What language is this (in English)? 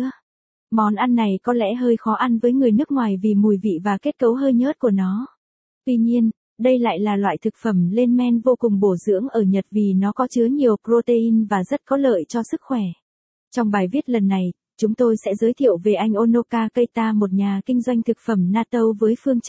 Vietnamese